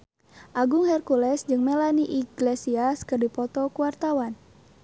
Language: Sundanese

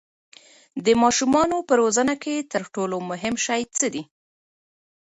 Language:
Pashto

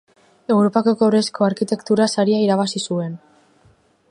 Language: Basque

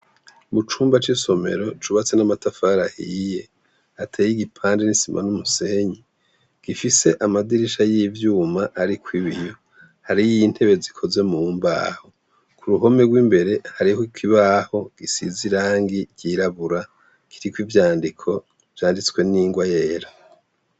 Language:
Rundi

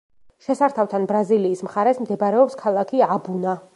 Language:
Georgian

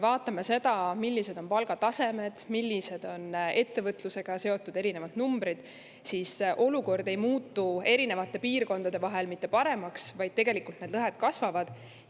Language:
Estonian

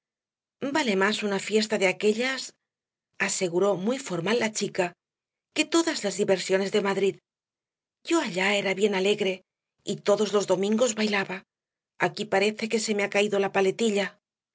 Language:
Spanish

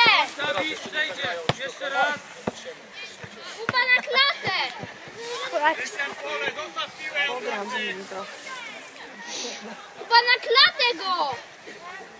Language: Polish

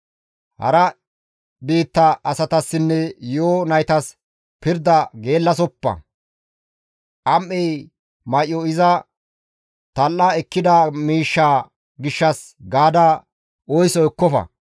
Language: Gamo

